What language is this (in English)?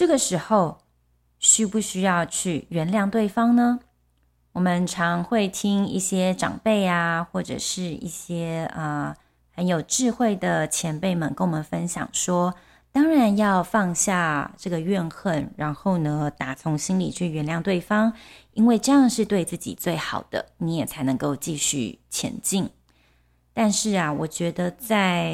Chinese